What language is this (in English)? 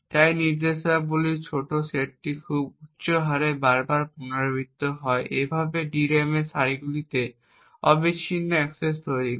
Bangla